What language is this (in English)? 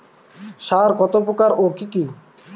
Bangla